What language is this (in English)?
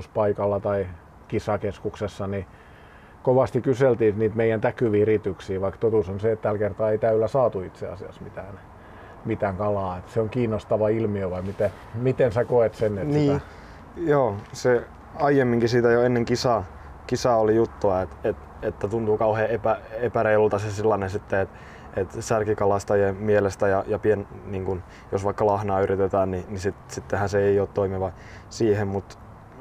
Finnish